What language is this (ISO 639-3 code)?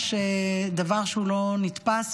heb